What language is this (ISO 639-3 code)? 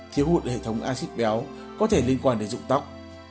vie